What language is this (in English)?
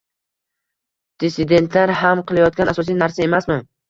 Uzbek